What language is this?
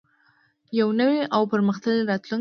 Pashto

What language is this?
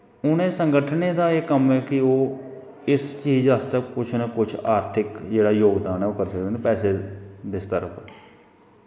Dogri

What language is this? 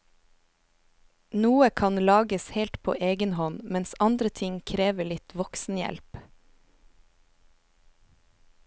Norwegian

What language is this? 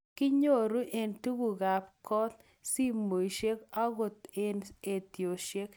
Kalenjin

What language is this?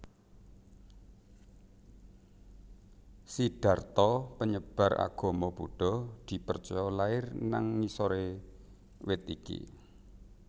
Javanese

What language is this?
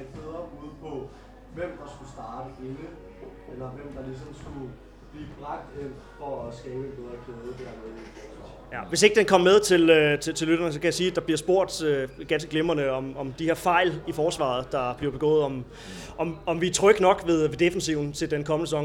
Danish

